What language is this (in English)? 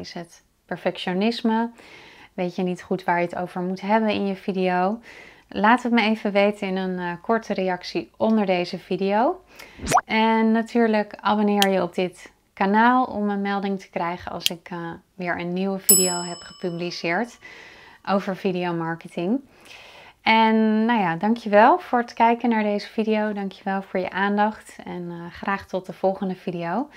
Dutch